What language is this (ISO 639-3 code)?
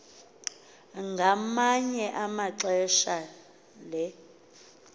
xho